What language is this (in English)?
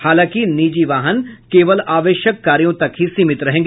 Hindi